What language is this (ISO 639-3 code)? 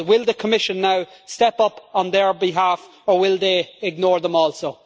eng